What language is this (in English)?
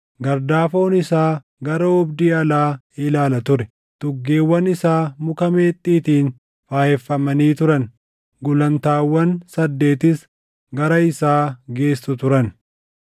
Oromo